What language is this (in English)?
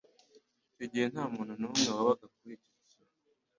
Kinyarwanda